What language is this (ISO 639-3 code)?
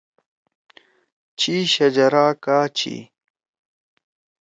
trw